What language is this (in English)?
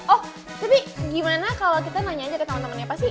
Indonesian